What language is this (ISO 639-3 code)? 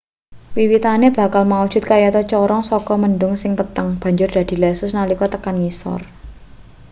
jav